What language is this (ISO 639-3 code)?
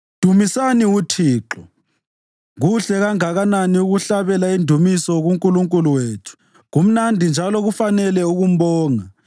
nde